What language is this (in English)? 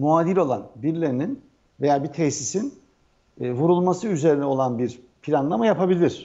Turkish